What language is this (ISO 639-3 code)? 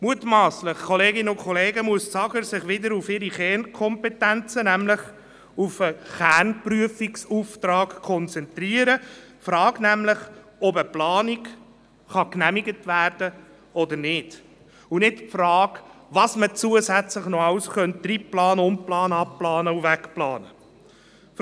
gsw